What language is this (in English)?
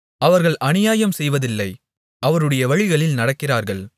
Tamil